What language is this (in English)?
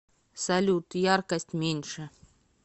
Russian